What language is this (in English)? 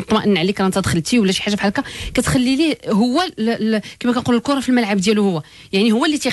Arabic